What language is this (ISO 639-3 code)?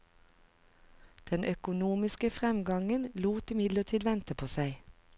nor